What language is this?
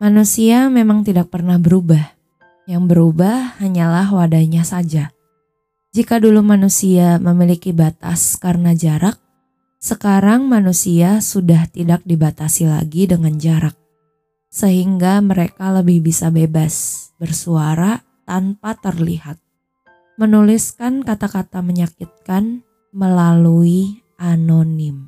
Indonesian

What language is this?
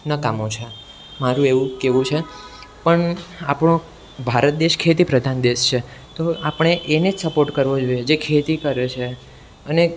Gujarati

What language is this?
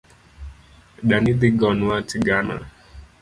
Luo (Kenya and Tanzania)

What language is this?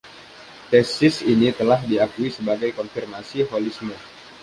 Indonesian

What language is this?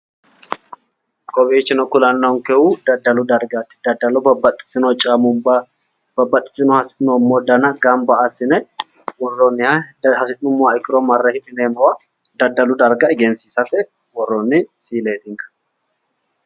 Sidamo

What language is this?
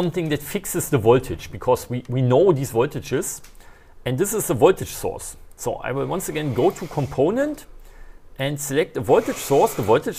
English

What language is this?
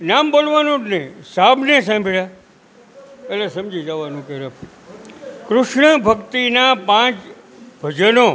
Gujarati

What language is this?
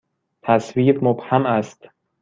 Persian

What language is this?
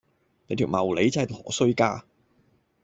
Cantonese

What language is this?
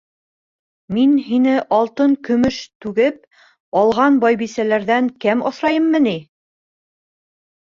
Bashkir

